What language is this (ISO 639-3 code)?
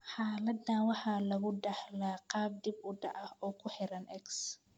som